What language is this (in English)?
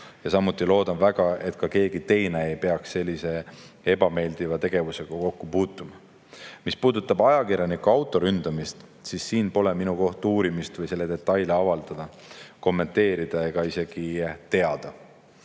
Estonian